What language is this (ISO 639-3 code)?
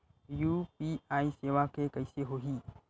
hne